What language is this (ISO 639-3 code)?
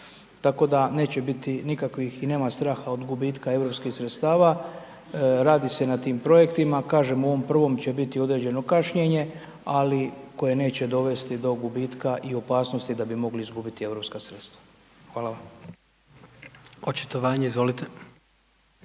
hrv